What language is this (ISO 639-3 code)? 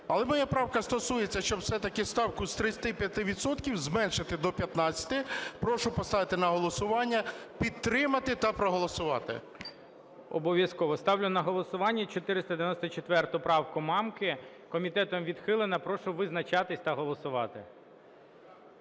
ukr